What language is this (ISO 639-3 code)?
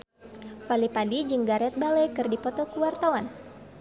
sun